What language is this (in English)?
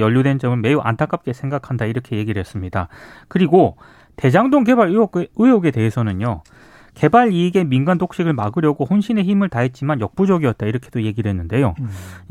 Korean